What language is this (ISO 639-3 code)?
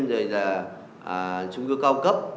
vie